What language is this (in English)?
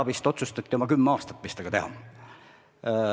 Estonian